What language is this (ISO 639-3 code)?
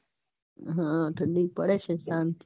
guj